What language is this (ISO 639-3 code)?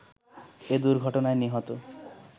ben